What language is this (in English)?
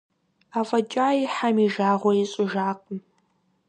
Kabardian